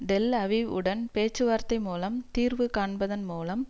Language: Tamil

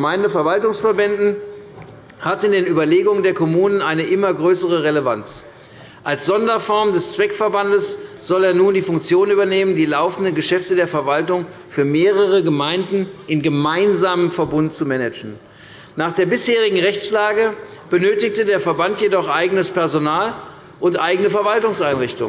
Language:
German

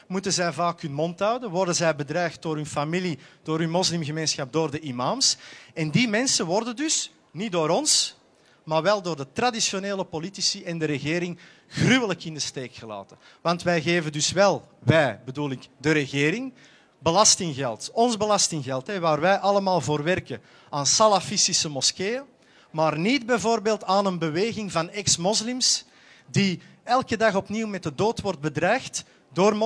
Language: Dutch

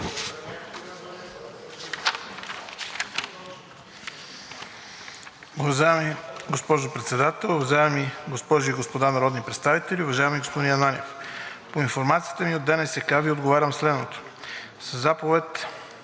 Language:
Bulgarian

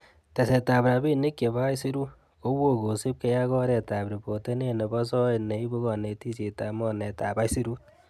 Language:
Kalenjin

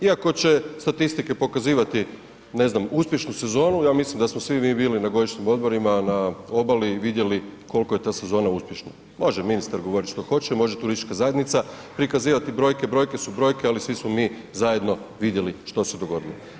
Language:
Croatian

